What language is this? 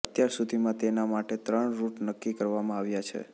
Gujarati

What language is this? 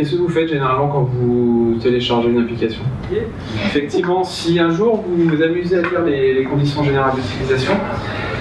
French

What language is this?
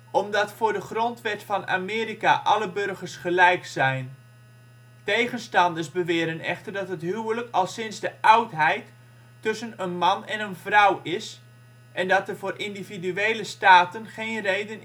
Dutch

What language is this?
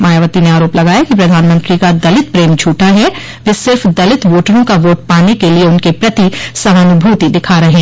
Hindi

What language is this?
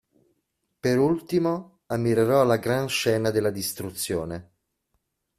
Italian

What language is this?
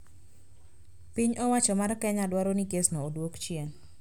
Luo (Kenya and Tanzania)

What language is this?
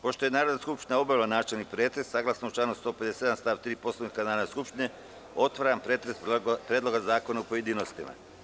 Serbian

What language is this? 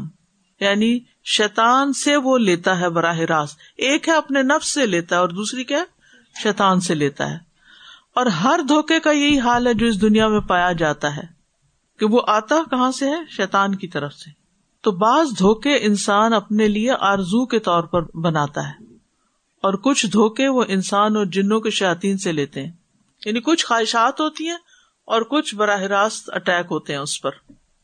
Urdu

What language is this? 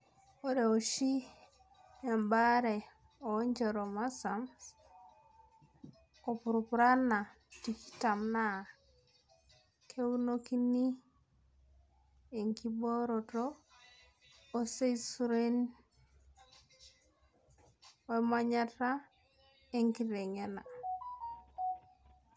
Masai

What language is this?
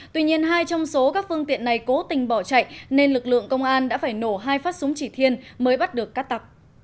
Vietnamese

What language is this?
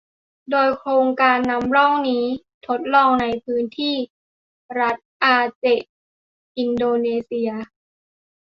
Thai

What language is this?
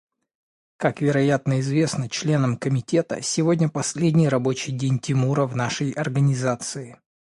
Russian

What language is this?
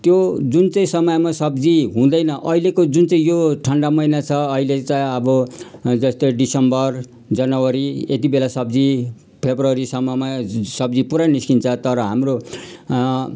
Nepali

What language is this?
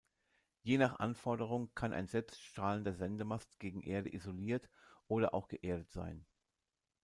German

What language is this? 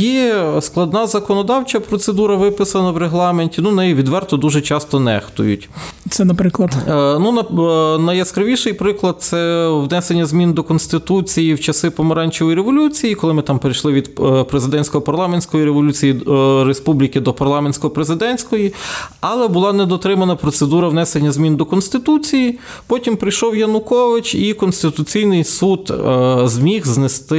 Ukrainian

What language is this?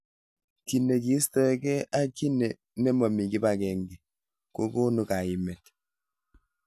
Kalenjin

